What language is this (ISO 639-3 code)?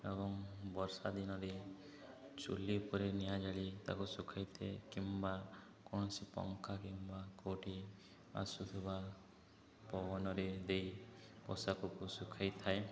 ori